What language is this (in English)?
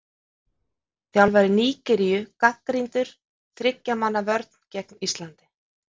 Icelandic